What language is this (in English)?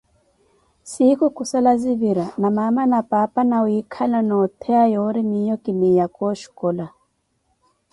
Koti